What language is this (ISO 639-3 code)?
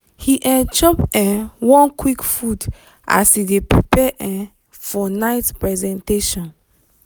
pcm